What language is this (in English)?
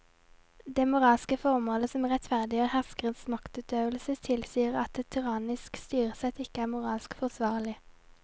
Norwegian